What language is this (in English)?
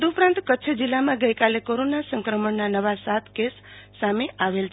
Gujarati